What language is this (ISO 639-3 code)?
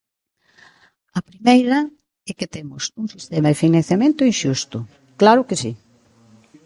glg